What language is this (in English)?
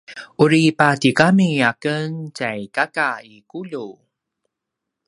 Paiwan